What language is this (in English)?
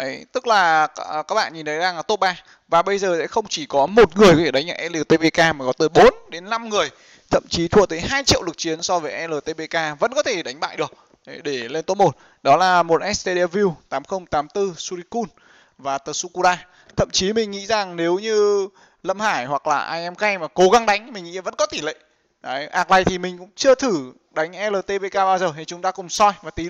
Vietnamese